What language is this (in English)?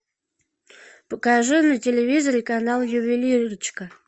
Russian